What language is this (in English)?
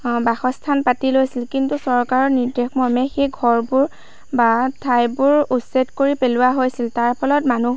Assamese